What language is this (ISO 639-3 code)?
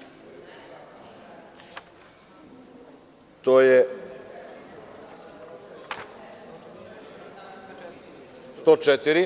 srp